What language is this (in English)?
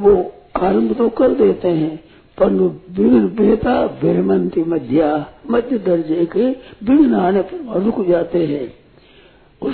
Hindi